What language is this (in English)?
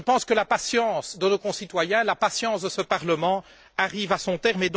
French